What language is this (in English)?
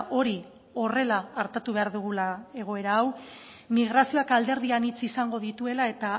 Basque